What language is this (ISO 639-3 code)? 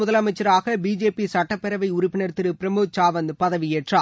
tam